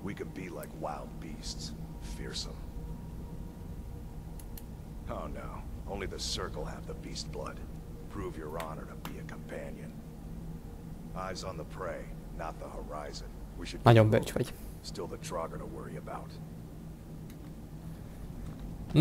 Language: Hungarian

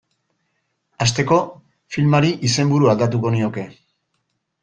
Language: Basque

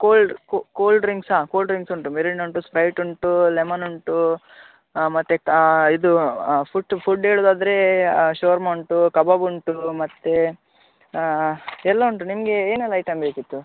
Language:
Kannada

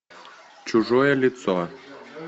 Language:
Russian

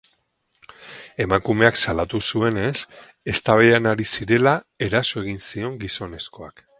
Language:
Basque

